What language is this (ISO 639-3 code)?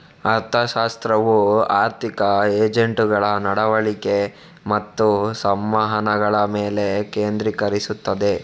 kan